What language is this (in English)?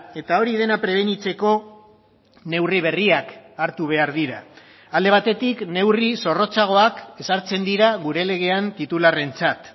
Basque